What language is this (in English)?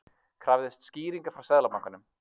Icelandic